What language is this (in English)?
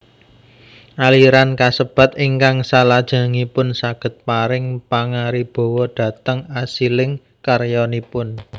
Javanese